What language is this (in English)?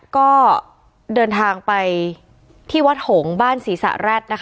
Thai